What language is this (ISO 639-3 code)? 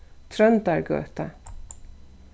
fao